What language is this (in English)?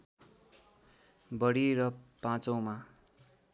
Nepali